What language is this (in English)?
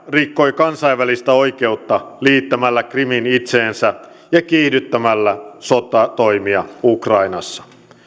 Finnish